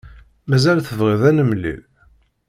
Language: Kabyle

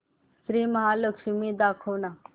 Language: Marathi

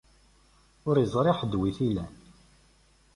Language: Kabyle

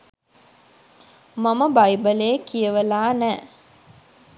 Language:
Sinhala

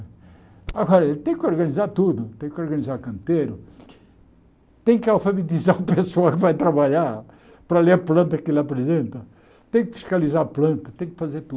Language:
Portuguese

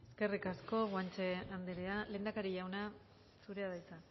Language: Basque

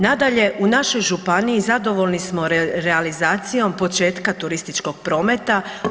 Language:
Croatian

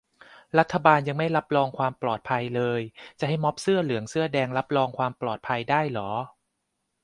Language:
Thai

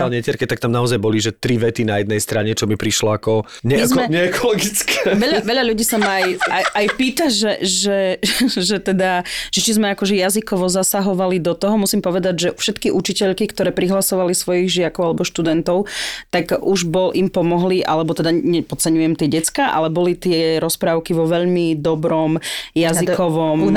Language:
Slovak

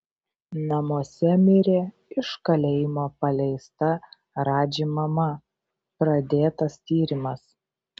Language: Lithuanian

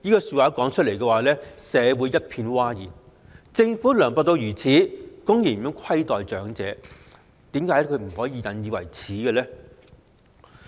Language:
Cantonese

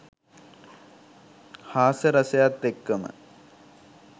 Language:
Sinhala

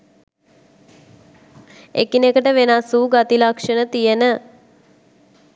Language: Sinhala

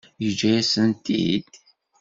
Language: Kabyle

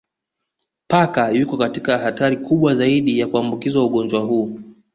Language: Swahili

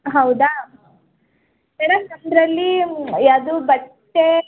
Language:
Kannada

